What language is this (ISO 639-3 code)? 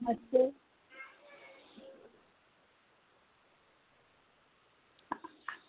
doi